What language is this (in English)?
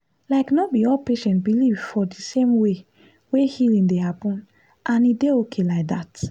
Nigerian Pidgin